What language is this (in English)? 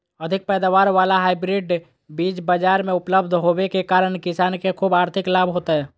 Magahi